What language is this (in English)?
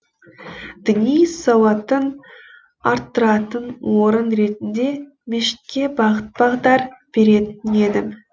Kazakh